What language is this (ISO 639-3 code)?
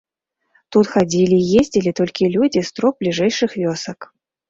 bel